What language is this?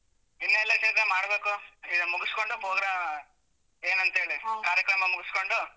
Kannada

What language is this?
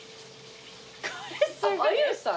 Japanese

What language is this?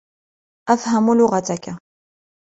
Arabic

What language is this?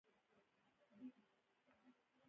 Pashto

